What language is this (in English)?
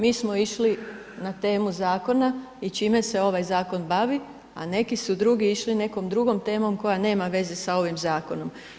Croatian